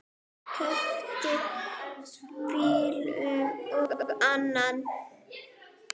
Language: Icelandic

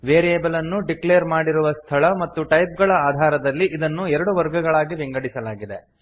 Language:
Kannada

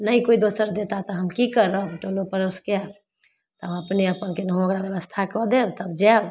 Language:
Maithili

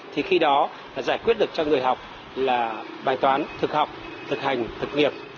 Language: Vietnamese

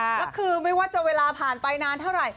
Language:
Thai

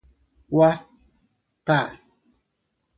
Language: Portuguese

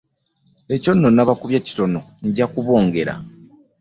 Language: Ganda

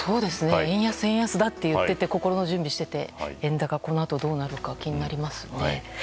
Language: Japanese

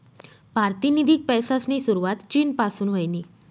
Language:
Marathi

